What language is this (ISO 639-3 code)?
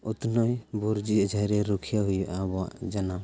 sat